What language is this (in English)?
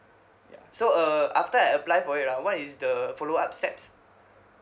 English